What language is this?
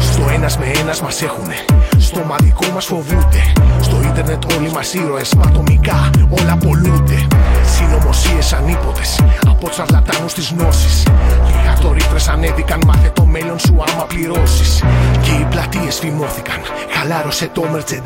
Greek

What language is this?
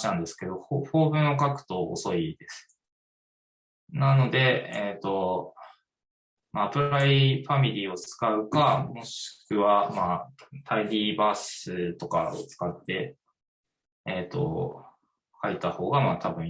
Japanese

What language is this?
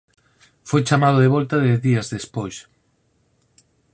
Galician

